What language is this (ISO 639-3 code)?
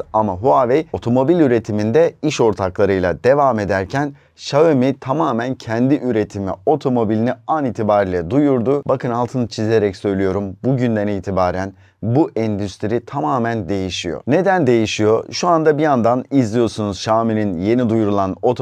tur